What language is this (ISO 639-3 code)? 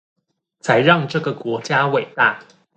zho